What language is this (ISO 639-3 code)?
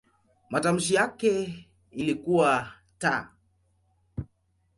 swa